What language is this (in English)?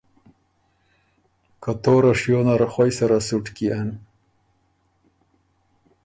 Ormuri